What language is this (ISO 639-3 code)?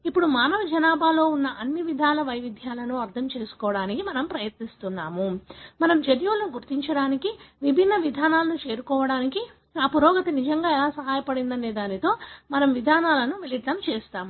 tel